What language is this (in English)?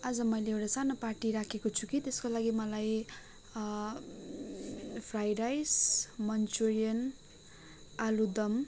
Nepali